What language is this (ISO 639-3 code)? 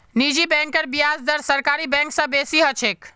mag